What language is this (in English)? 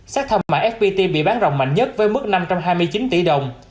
Vietnamese